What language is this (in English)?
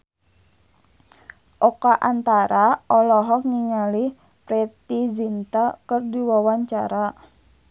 Sundanese